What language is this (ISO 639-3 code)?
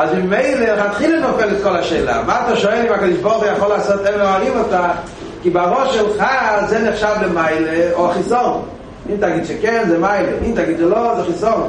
heb